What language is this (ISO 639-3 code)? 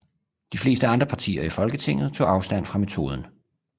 dan